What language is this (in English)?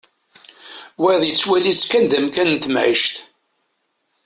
Kabyle